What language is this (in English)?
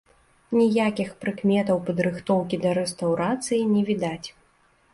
Belarusian